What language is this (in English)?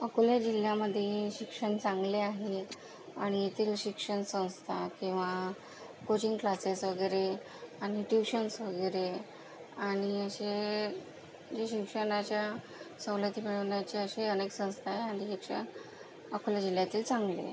Marathi